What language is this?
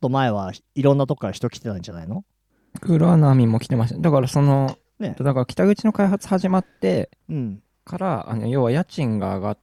Japanese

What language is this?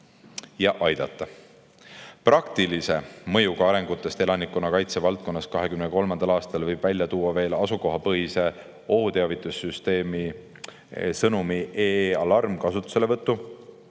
Estonian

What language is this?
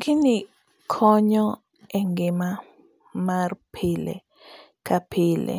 Luo (Kenya and Tanzania)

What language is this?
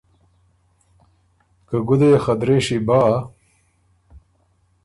Ormuri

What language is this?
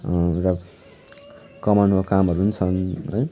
Nepali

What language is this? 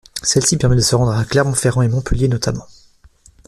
French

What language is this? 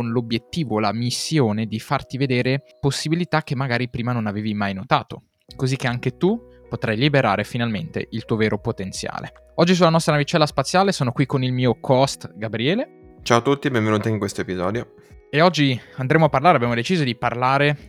Italian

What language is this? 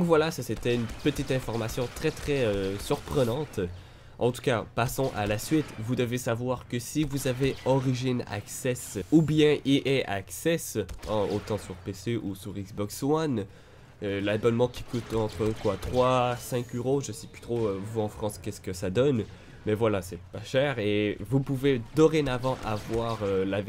French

